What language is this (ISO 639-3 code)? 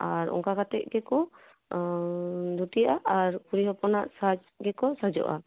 sat